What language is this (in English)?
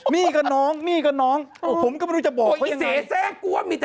Thai